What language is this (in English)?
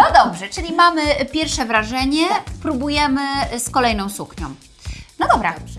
Polish